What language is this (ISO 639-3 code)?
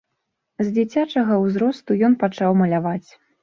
bel